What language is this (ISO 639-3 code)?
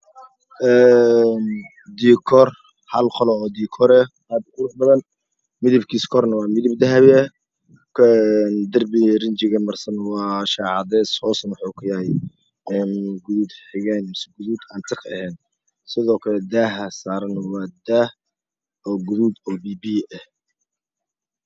som